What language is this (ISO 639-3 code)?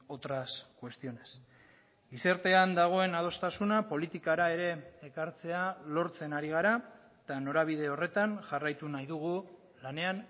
eus